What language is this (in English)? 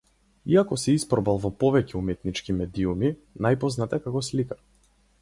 Macedonian